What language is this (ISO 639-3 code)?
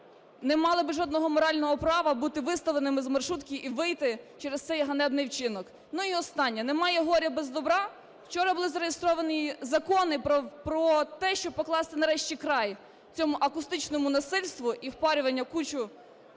ukr